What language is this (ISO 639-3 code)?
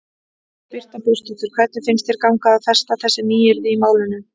isl